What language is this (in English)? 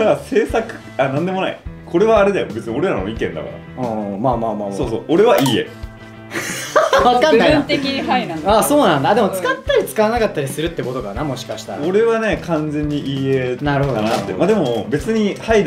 Japanese